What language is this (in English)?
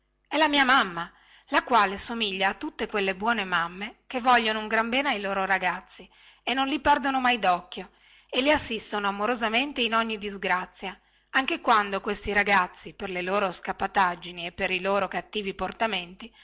Italian